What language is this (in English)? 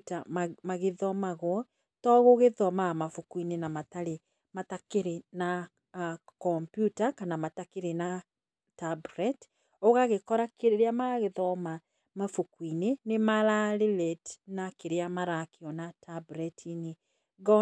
Kikuyu